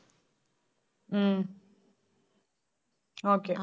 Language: Tamil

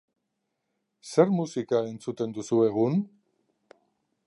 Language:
Basque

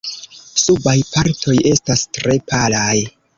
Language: Esperanto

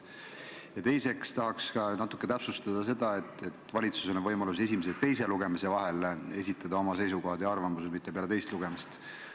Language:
Estonian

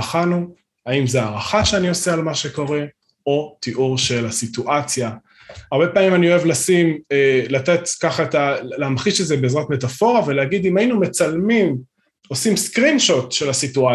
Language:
Hebrew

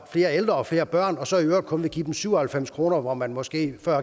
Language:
Danish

